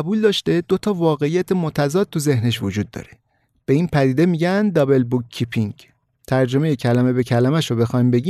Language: Persian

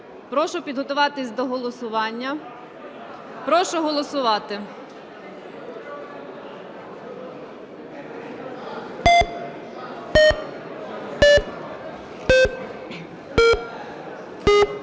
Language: Ukrainian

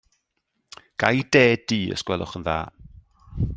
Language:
Welsh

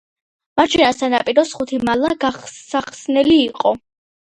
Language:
Georgian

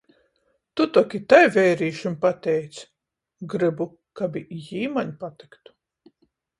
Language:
Latgalian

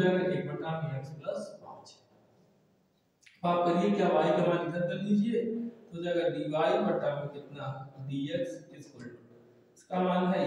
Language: Hindi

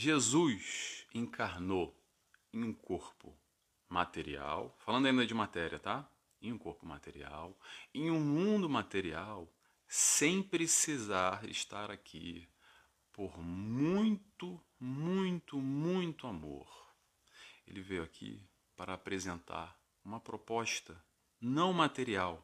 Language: Portuguese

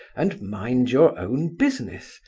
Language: English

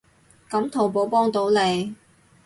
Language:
Cantonese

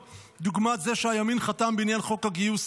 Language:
Hebrew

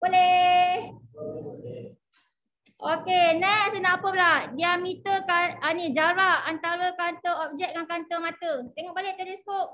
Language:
Malay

